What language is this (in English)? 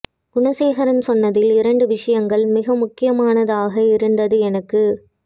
Tamil